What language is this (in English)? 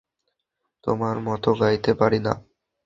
Bangla